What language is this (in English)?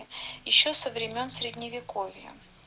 Russian